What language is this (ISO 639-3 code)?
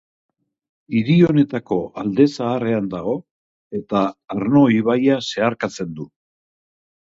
eus